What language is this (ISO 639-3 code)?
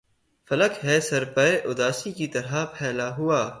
urd